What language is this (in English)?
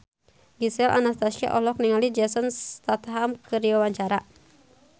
Sundanese